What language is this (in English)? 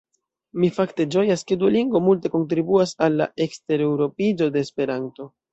Esperanto